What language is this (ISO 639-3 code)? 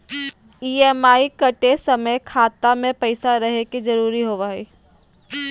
mag